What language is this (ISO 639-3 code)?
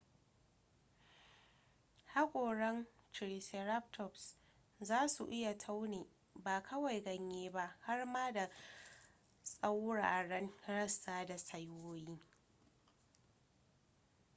hau